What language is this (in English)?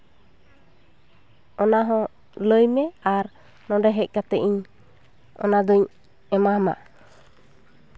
Santali